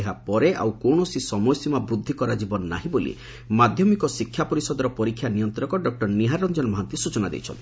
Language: Odia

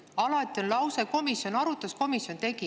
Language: Estonian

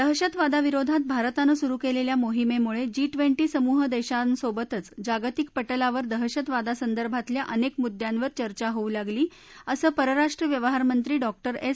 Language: Marathi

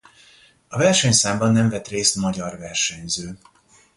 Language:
Hungarian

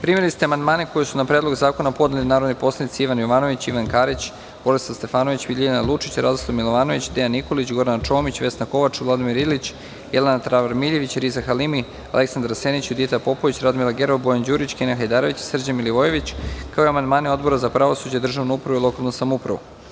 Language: Serbian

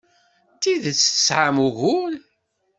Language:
Kabyle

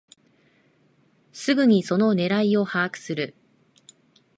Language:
Japanese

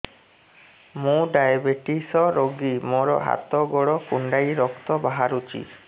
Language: Odia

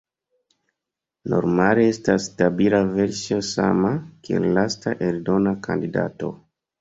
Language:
Esperanto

